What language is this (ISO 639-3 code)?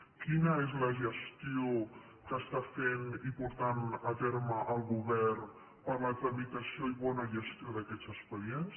cat